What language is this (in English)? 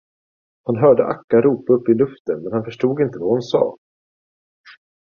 Swedish